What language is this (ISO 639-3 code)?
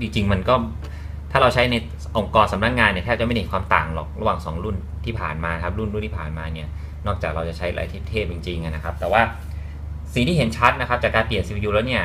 tha